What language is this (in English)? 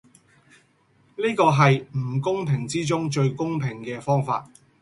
Cantonese